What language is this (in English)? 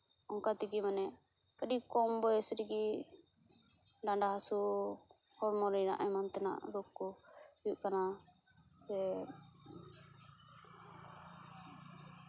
Santali